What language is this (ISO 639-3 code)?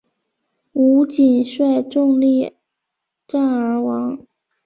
zho